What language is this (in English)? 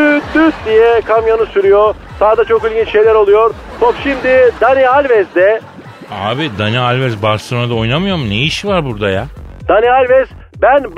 Turkish